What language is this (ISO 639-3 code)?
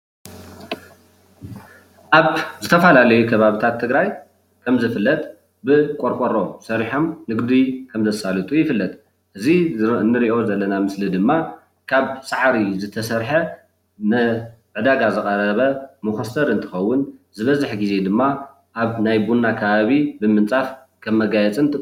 tir